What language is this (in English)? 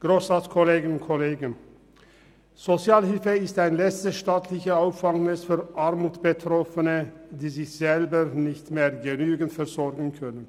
Swiss German